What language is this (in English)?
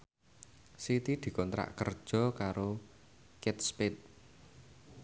Javanese